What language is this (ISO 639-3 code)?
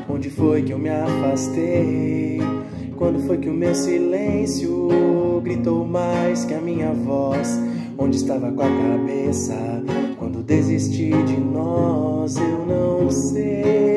por